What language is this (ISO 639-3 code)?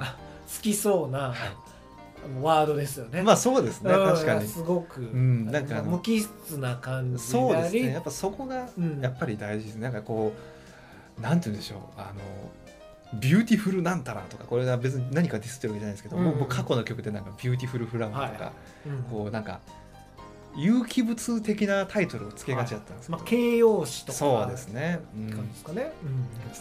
jpn